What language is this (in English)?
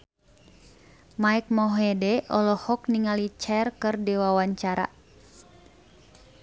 Sundanese